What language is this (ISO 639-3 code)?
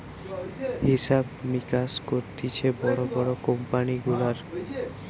ben